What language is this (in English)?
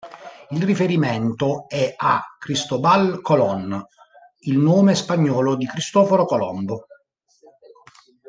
Italian